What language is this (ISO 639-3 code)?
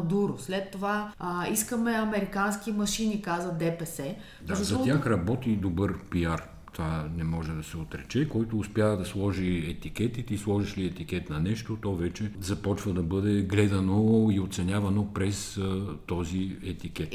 bul